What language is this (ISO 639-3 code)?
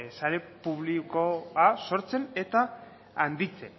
eus